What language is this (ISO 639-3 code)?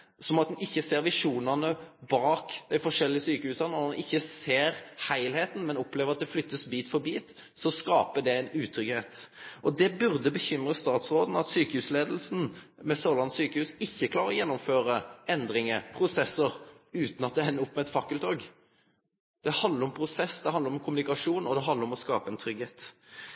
nno